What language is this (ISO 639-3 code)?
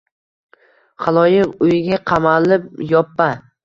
uzb